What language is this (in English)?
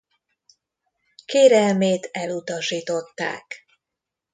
Hungarian